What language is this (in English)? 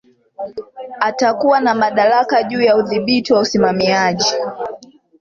Swahili